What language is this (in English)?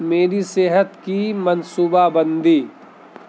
Urdu